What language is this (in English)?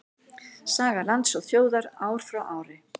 Icelandic